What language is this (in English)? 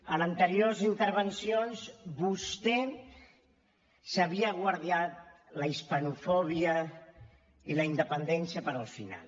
Catalan